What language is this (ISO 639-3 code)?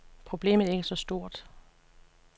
dan